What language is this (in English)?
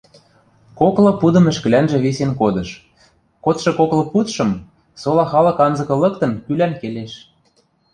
Western Mari